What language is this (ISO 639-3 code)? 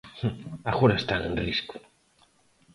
glg